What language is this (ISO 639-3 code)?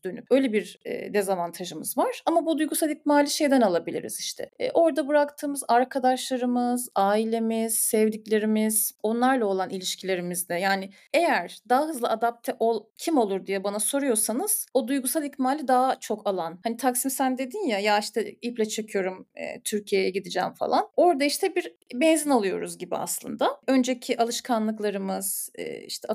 tur